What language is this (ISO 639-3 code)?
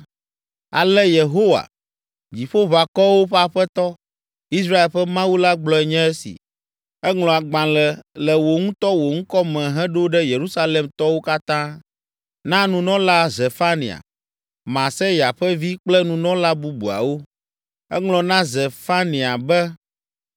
ewe